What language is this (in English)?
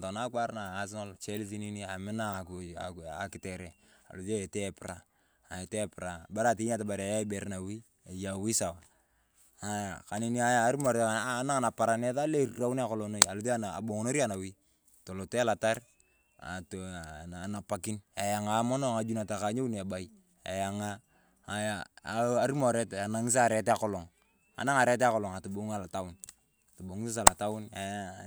Turkana